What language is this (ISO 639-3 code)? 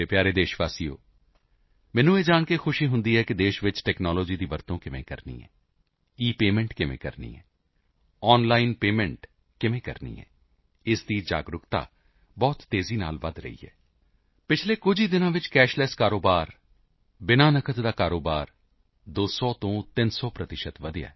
pan